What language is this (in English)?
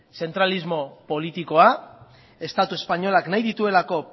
Basque